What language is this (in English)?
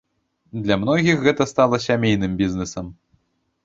Belarusian